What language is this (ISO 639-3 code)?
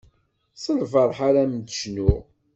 kab